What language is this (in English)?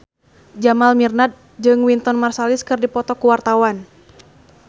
Sundanese